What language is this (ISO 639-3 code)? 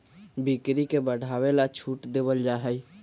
mag